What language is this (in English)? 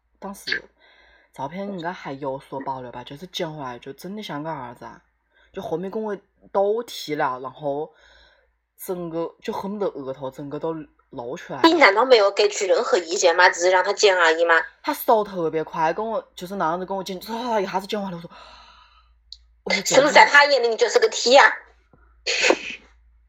Chinese